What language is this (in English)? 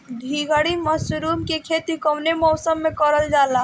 Bhojpuri